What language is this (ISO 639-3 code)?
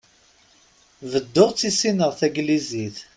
kab